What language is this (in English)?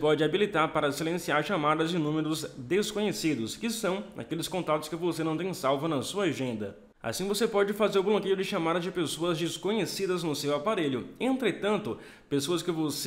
Portuguese